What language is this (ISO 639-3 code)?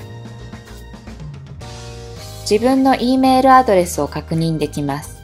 jpn